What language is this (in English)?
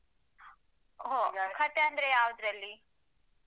Kannada